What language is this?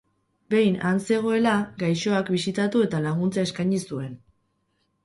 Basque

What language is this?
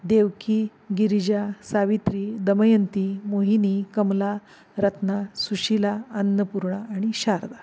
Marathi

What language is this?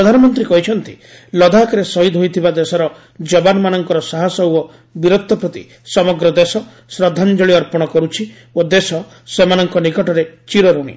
Odia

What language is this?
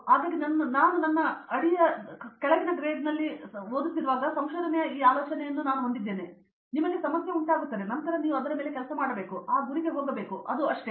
Kannada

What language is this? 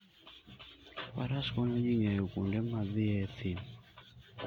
Luo (Kenya and Tanzania)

